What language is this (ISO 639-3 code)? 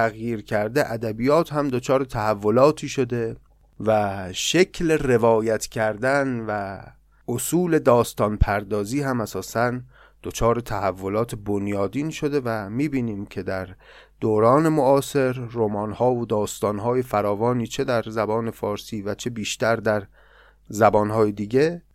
fas